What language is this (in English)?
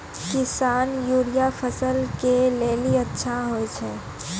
Maithili